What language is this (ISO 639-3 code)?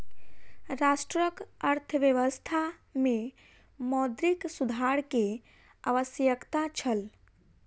mai